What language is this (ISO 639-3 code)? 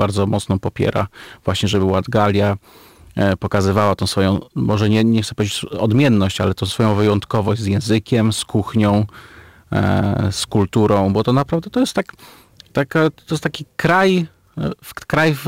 pol